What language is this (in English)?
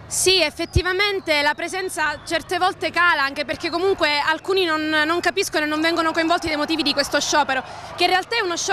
Italian